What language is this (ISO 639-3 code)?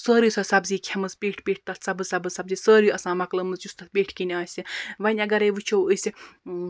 kas